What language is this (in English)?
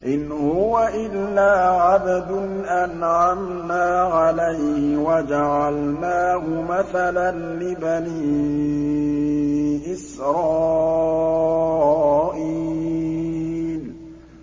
Arabic